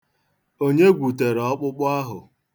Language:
Igbo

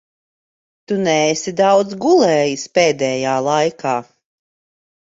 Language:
Latvian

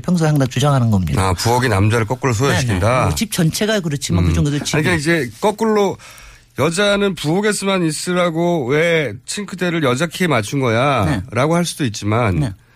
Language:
Korean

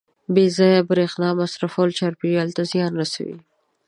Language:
Pashto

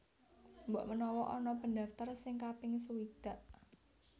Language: Javanese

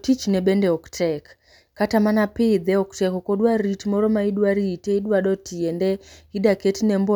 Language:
Luo (Kenya and Tanzania)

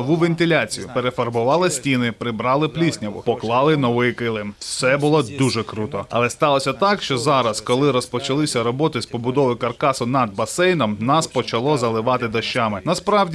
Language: Ukrainian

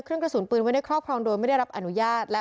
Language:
Thai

